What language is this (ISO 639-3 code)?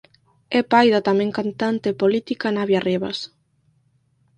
glg